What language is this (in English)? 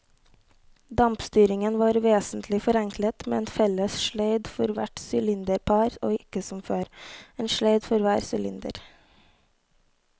Norwegian